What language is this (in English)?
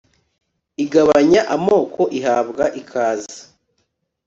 Kinyarwanda